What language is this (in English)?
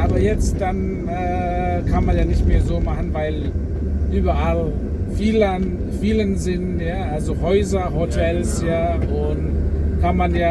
German